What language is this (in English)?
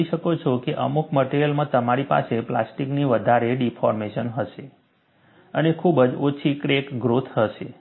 Gujarati